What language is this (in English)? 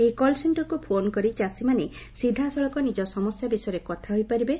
Odia